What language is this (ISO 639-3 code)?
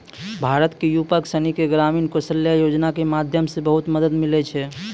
mai